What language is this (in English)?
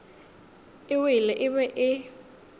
Northern Sotho